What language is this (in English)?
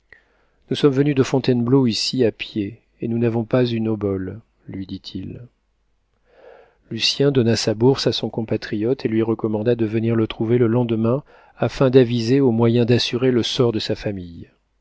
French